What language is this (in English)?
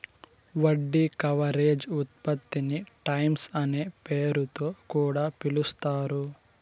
Telugu